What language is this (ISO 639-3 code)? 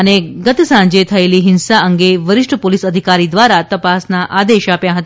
guj